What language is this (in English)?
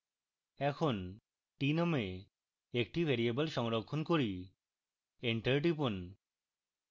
Bangla